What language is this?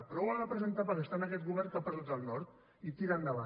Catalan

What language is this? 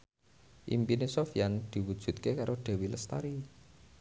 Javanese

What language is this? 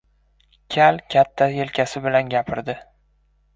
Uzbek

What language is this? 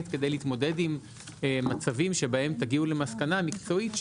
Hebrew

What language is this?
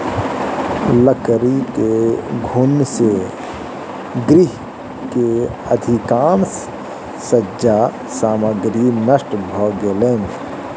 Maithili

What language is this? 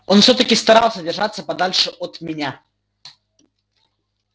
Russian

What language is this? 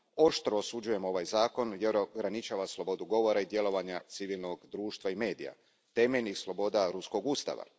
Croatian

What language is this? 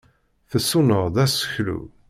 Kabyle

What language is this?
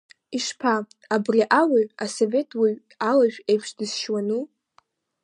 Abkhazian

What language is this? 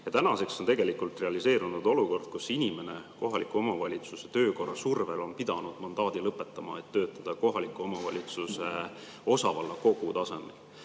Estonian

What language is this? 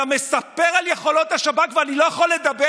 Hebrew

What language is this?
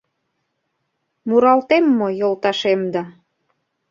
Mari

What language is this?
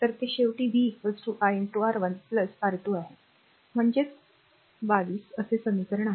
Marathi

